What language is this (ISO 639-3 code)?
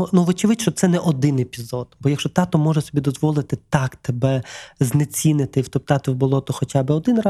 ukr